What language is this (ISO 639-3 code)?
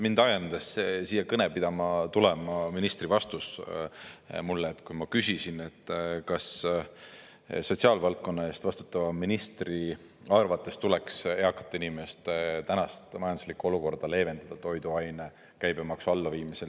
est